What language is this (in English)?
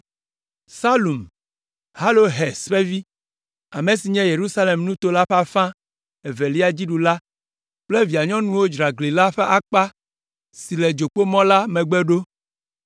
Ewe